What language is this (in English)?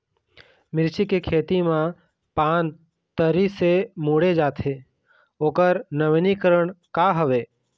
Chhattisgarhi